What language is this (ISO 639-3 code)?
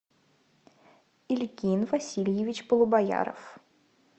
rus